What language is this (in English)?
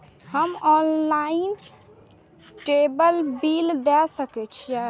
Maithili